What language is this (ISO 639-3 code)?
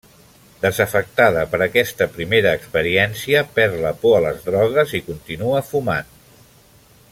cat